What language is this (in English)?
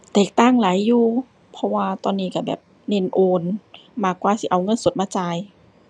Thai